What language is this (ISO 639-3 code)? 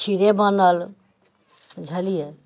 mai